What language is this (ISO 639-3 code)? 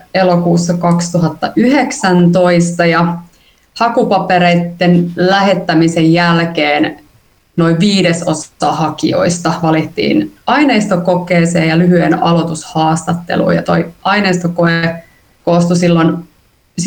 fin